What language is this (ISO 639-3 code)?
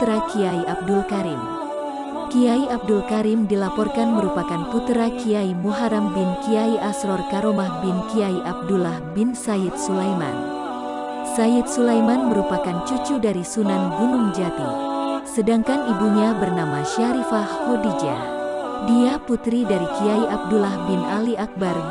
ind